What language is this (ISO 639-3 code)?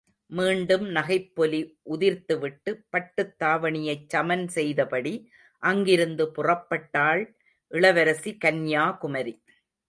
tam